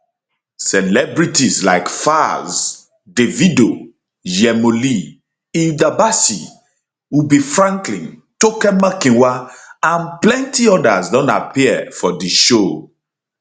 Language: Nigerian Pidgin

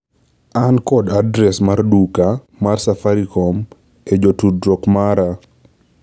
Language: Luo (Kenya and Tanzania)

